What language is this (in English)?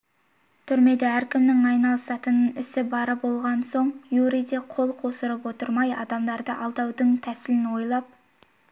Kazakh